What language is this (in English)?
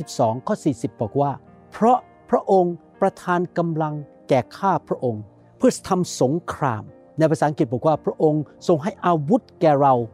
Thai